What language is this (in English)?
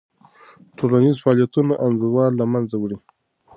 Pashto